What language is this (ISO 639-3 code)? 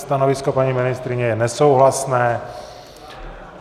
ces